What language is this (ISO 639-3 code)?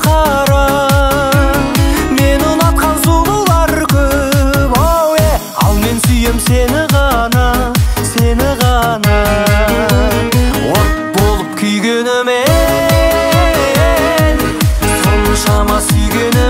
kor